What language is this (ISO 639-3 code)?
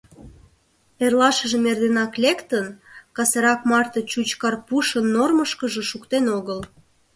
chm